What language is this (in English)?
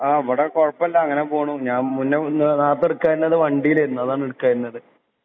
Malayalam